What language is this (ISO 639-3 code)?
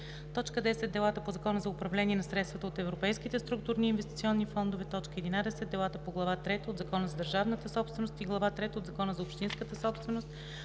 bul